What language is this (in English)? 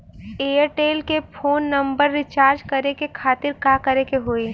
Bhojpuri